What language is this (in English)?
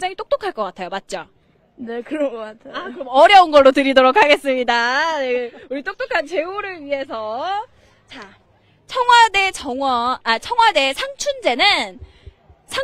Korean